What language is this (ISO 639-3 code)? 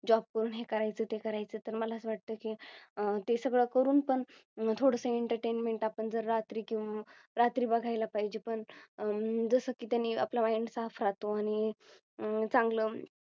mar